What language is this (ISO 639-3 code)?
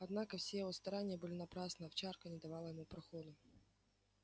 rus